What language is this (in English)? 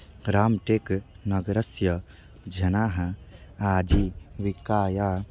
Sanskrit